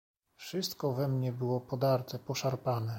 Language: Polish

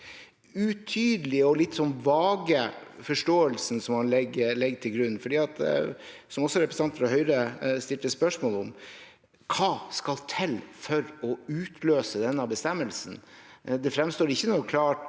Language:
Norwegian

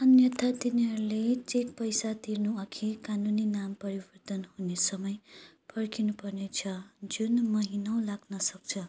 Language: Nepali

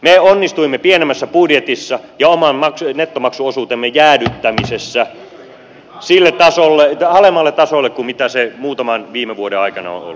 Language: Finnish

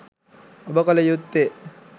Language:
Sinhala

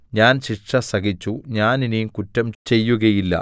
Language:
Malayalam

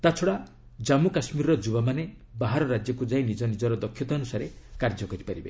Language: Odia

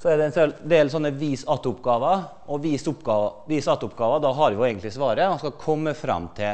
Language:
Norwegian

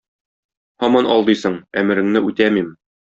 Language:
Tatar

